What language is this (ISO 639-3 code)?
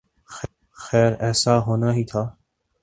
urd